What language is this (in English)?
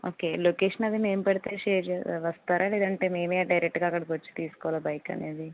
Telugu